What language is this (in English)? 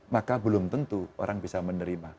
Indonesian